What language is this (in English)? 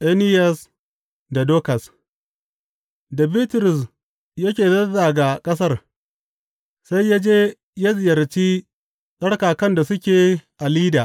Hausa